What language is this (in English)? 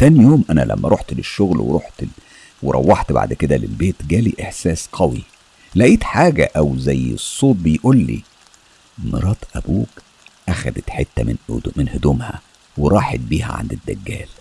Arabic